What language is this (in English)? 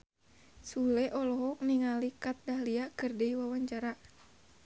Sundanese